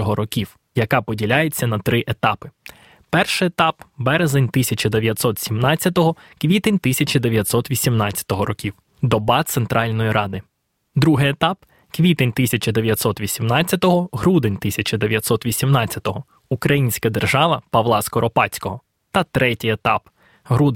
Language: Ukrainian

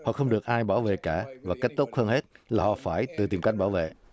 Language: Vietnamese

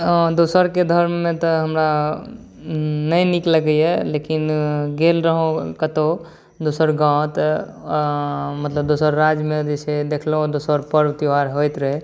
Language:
Maithili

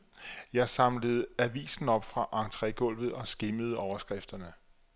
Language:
Danish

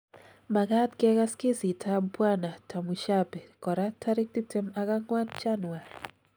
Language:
Kalenjin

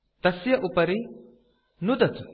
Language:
Sanskrit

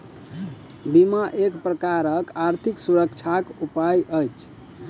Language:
Maithili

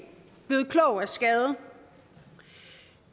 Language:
Danish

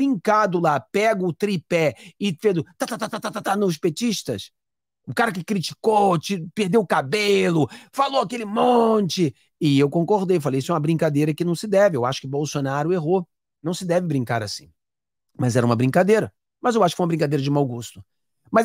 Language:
Portuguese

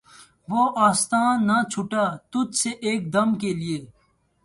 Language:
Urdu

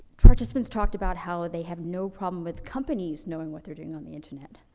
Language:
English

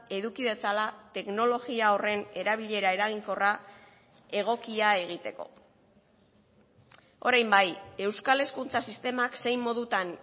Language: Basque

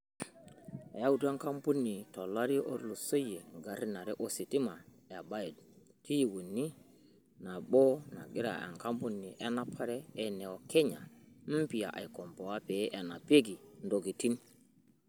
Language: Masai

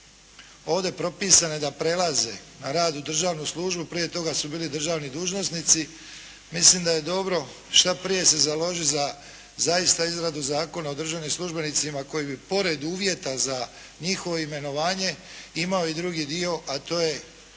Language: Croatian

